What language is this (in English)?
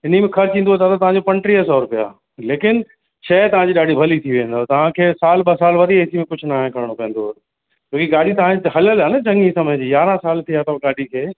Sindhi